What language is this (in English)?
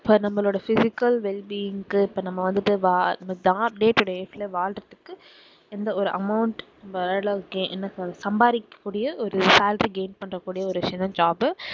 Tamil